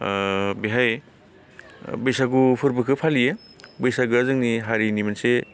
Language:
Bodo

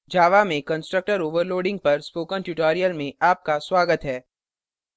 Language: Hindi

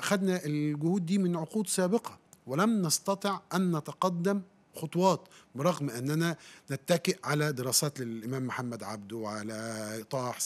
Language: Arabic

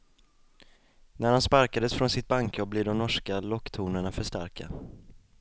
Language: Swedish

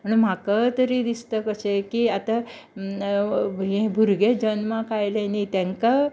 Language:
Konkani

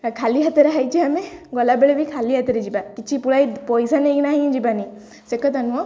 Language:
Odia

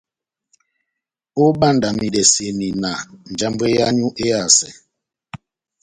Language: Batanga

